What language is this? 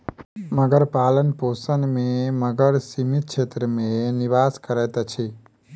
Maithili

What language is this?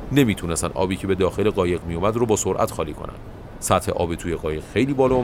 Persian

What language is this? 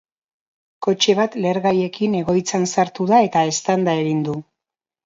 Basque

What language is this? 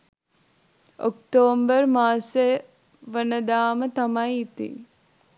Sinhala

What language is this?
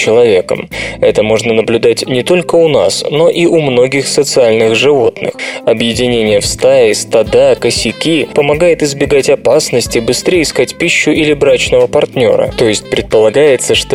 Russian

